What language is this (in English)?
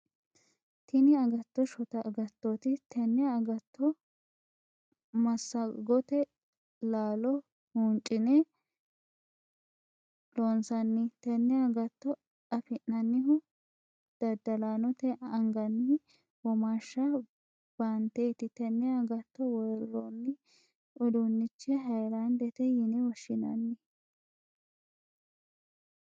Sidamo